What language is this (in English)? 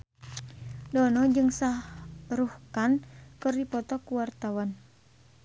Sundanese